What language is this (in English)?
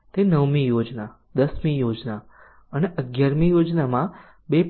Gujarati